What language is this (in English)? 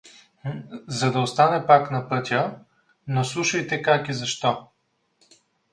Bulgarian